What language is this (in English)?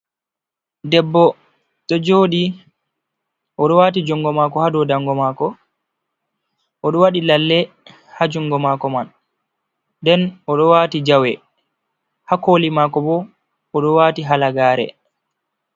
Fula